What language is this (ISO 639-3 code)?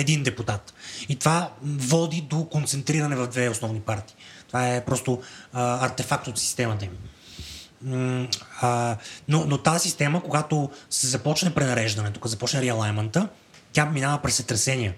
bul